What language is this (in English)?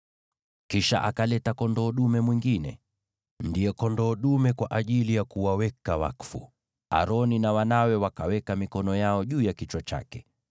Swahili